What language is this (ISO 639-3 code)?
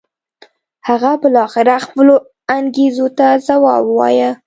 pus